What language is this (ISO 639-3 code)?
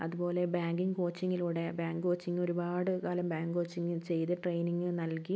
mal